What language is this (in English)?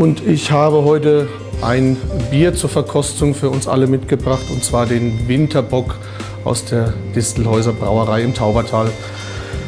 German